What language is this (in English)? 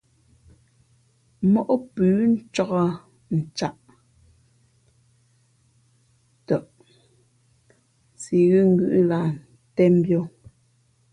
Fe'fe'